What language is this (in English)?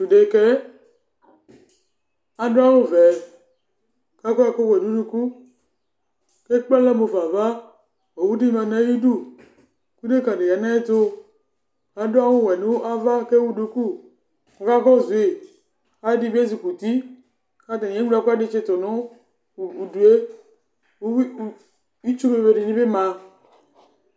Ikposo